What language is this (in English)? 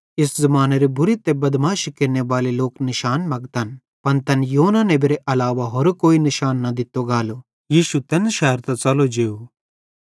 Bhadrawahi